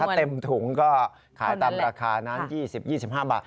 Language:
Thai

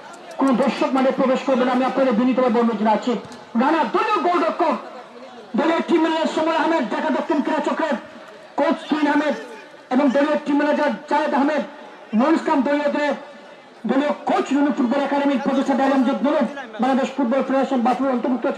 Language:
Bangla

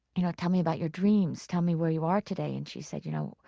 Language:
English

